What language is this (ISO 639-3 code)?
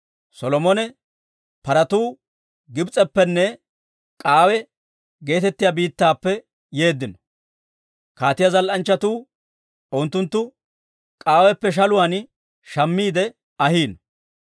dwr